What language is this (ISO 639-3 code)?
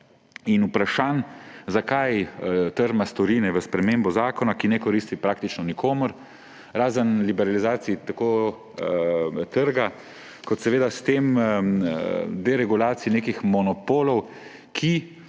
slv